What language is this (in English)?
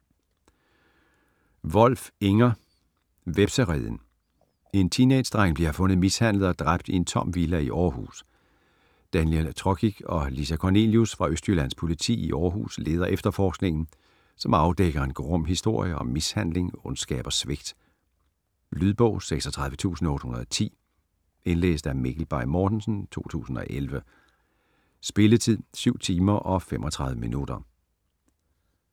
Danish